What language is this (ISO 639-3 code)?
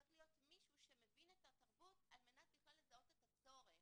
heb